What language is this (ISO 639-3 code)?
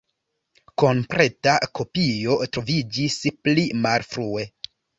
epo